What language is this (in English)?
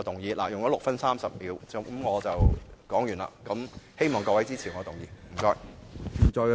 Cantonese